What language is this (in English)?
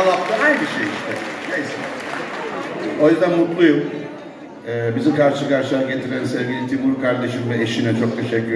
Turkish